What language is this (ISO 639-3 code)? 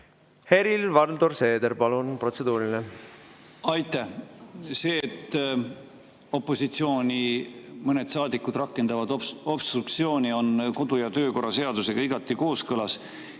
est